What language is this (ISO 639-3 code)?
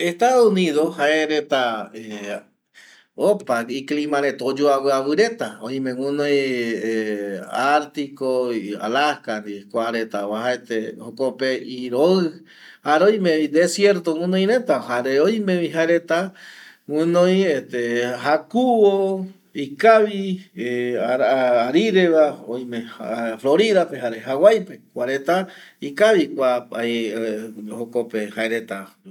gui